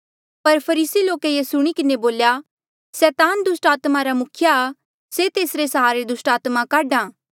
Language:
Mandeali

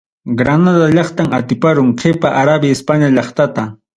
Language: Ayacucho Quechua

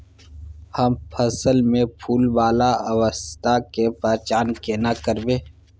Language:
Maithili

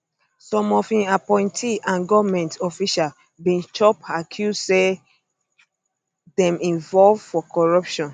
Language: Nigerian Pidgin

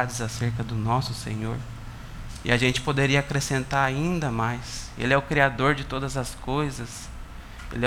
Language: Portuguese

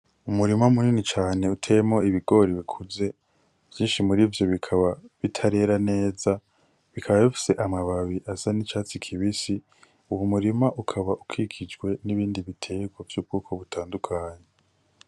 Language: Rundi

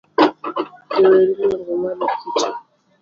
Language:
Luo (Kenya and Tanzania)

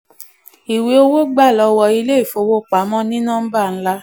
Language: Yoruba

